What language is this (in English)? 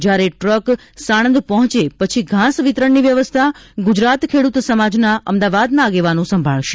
Gujarati